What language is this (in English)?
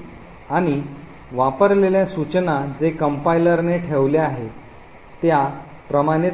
Marathi